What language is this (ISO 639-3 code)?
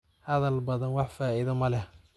som